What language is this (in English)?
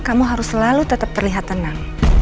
Indonesian